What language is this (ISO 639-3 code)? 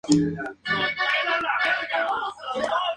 spa